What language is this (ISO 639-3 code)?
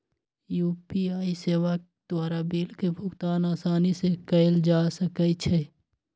mag